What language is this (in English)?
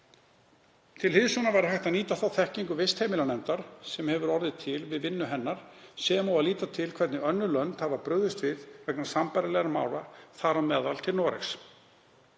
Icelandic